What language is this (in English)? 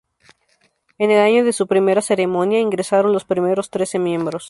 Spanish